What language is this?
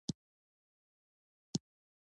Pashto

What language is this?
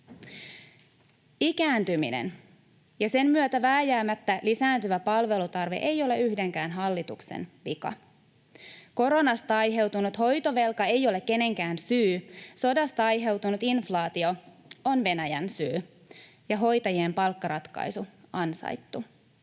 Finnish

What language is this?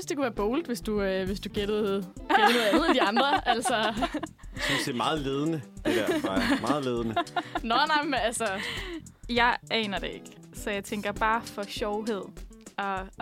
Danish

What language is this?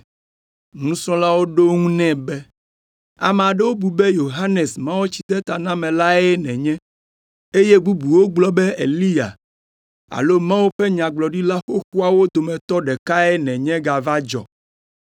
Ewe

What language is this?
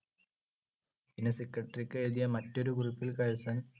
Malayalam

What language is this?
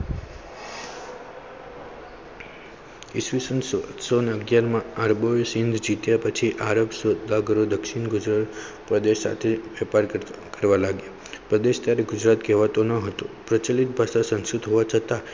Gujarati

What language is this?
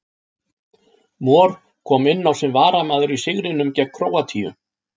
Icelandic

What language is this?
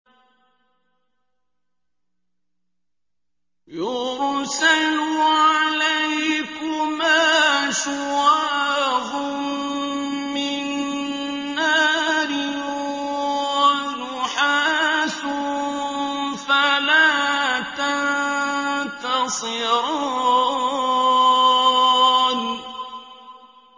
Arabic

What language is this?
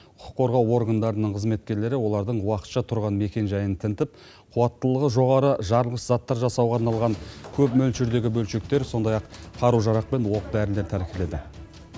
Kazakh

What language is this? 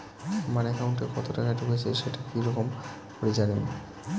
Bangla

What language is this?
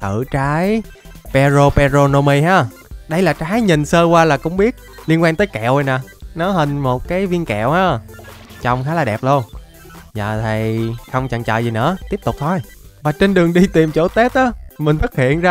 Vietnamese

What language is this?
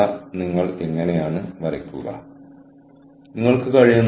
Malayalam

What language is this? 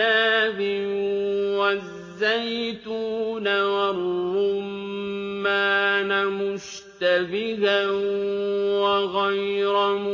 Arabic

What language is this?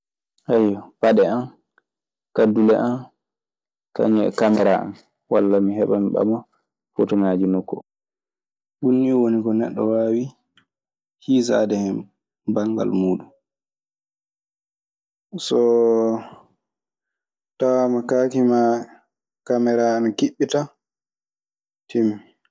Maasina Fulfulde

